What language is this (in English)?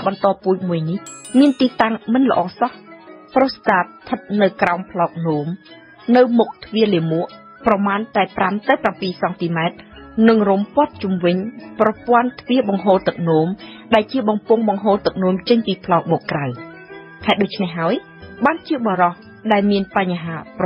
Thai